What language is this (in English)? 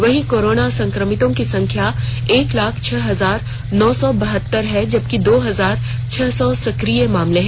Hindi